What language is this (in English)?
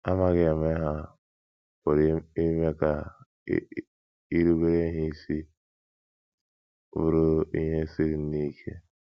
Igbo